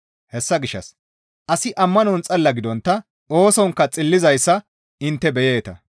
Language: Gamo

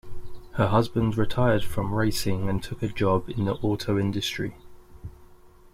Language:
English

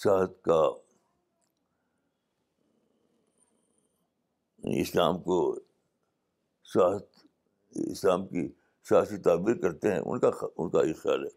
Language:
Urdu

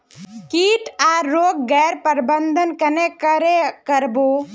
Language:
Magahi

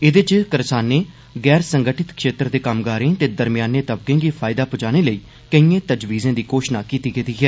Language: Dogri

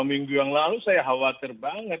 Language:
Indonesian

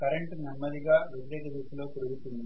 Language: Telugu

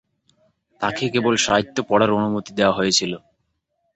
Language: Bangla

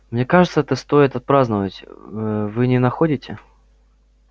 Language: Russian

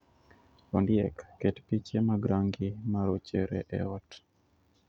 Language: Luo (Kenya and Tanzania)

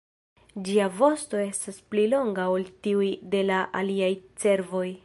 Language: Esperanto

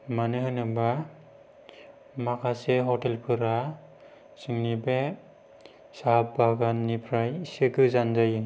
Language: Bodo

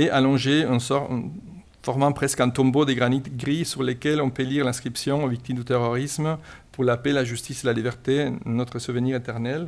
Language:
French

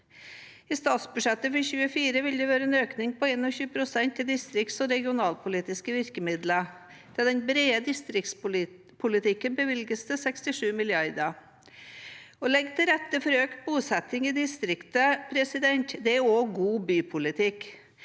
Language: Norwegian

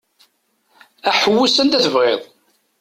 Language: Kabyle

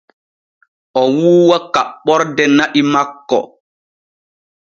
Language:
Borgu Fulfulde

